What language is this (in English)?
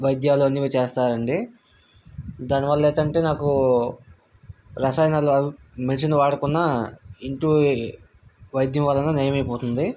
Telugu